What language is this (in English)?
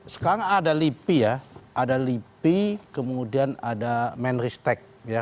Indonesian